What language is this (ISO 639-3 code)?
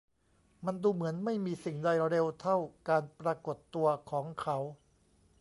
tha